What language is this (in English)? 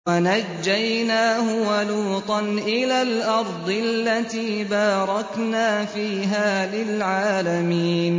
Arabic